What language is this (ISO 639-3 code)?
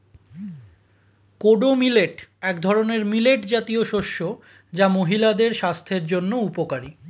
ben